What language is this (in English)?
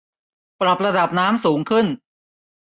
Thai